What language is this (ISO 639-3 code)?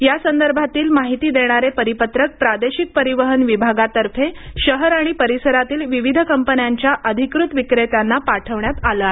mar